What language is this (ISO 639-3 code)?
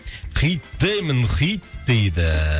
kaz